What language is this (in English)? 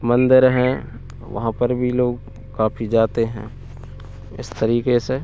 Hindi